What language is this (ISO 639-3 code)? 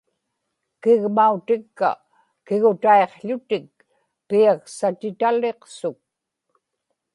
ipk